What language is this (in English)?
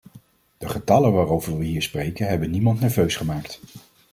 Dutch